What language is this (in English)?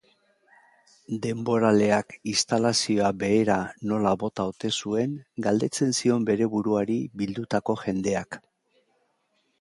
Basque